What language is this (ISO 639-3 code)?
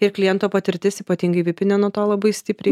lit